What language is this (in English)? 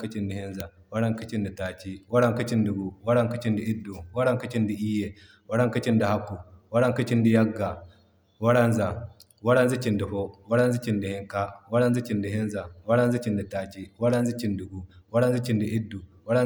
Zarma